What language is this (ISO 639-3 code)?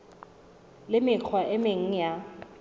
sot